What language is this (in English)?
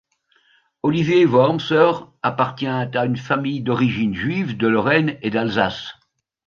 French